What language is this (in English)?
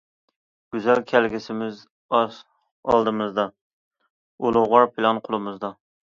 Uyghur